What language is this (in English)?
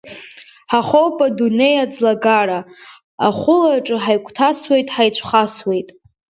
Abkhazian